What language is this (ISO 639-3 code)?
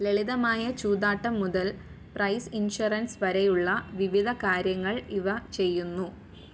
mal